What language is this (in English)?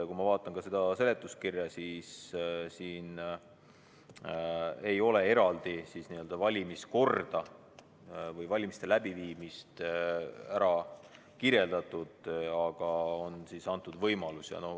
Estonian